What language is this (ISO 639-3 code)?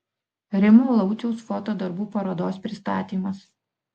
lit